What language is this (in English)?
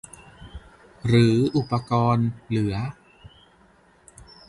Thai